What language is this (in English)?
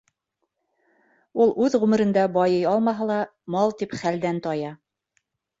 Bashkir